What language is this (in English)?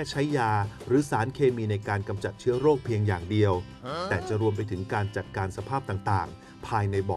Thai